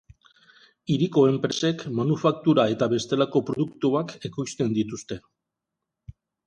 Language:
Basque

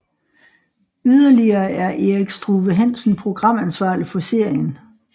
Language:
Danish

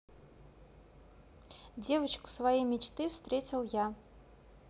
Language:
Russian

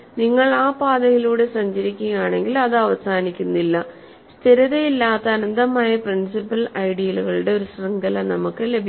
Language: Malayalam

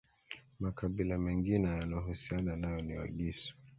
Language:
Swahili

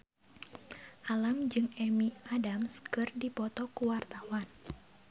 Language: Sundanese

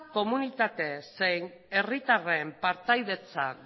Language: Basque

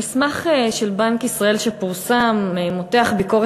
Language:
Hebrew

